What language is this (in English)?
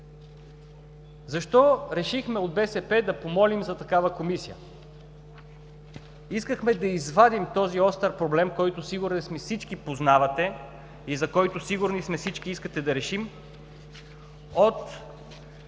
Bulgarian